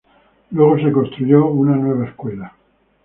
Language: Spanish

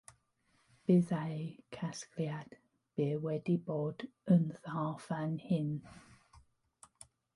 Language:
Welsh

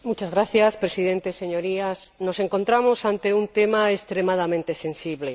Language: Spanish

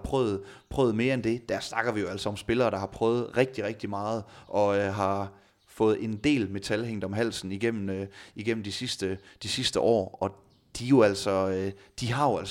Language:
Danish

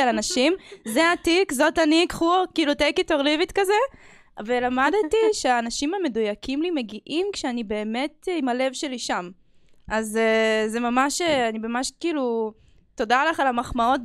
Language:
Hebrew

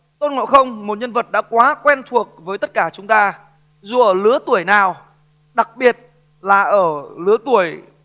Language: Vietnamese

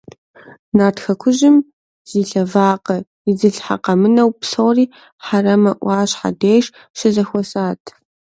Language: Kabardian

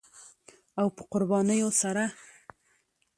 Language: Pashto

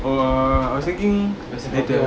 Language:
English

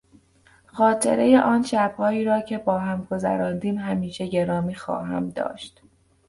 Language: Persian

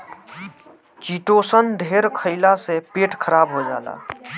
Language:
Bhojpuri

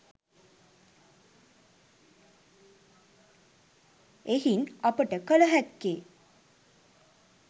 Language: Sinhala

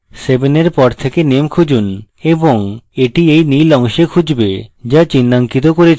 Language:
Bangla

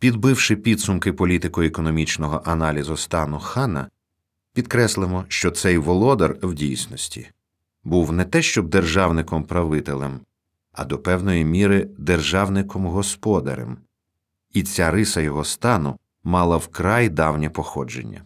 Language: Ukrainian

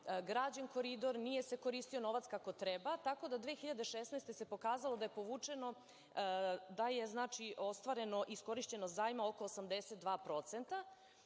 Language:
Serbian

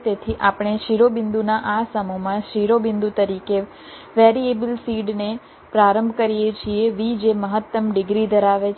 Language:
Gujarati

